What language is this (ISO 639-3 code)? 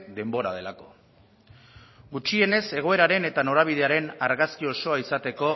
eus